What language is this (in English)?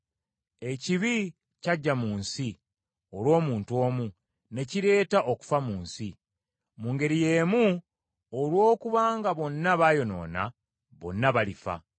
Ganda